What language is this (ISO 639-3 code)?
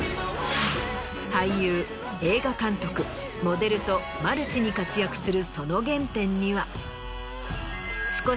jpn